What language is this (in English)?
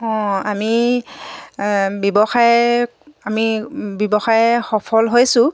Assamese